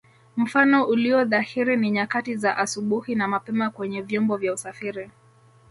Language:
Swahili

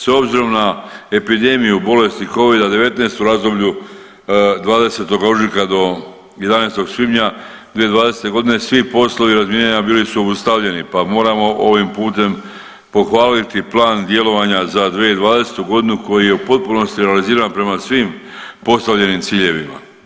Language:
Croatian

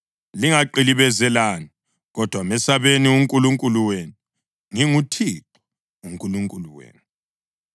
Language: North Ndebele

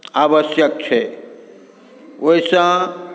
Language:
Maithili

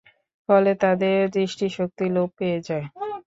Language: Bangla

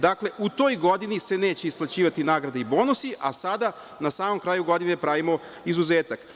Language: Serbian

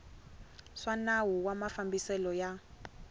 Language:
Tsonga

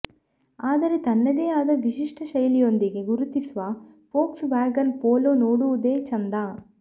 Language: Kannada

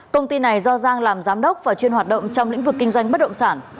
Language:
Vietnamese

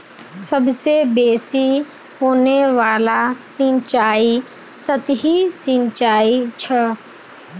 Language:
Magahi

